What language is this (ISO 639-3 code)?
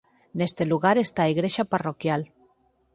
glg